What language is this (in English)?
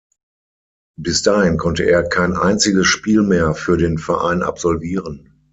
German